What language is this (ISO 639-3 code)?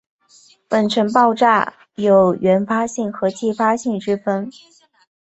zho